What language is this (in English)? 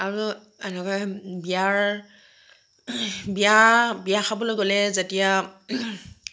Assamese